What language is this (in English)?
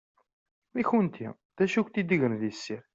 Kabyle